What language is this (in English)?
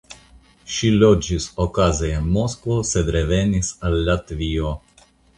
Esperanto